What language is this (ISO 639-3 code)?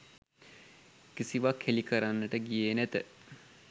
sin